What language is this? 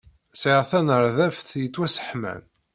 Kabyle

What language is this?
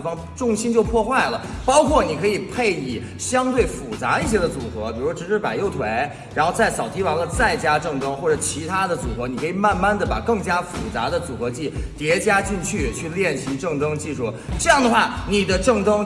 Chinese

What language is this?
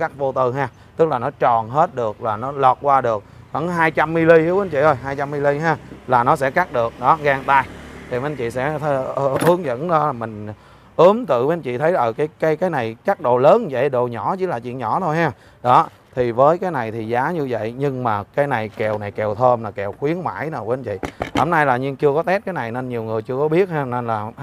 Vietnamese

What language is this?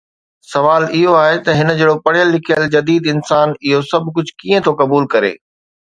Sindhi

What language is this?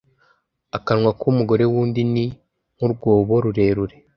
Kinyarwanda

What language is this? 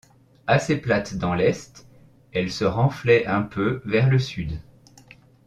French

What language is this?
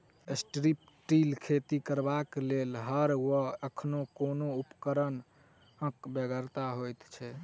Maithili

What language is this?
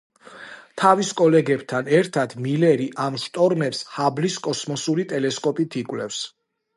Georgian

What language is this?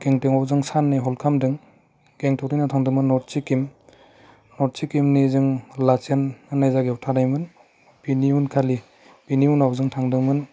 Bodo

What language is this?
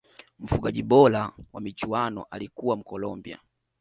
Swahili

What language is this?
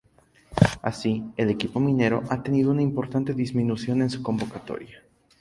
Spanish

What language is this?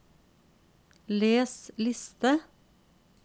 Norwegian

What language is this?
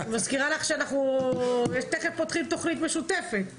Hebrew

